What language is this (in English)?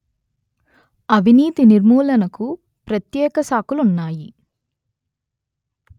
Telugu